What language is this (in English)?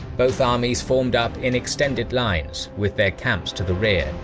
English